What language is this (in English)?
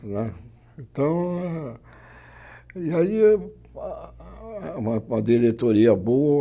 Portuguese